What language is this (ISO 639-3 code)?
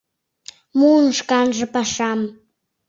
chm